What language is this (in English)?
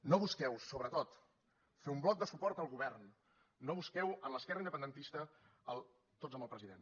Catalan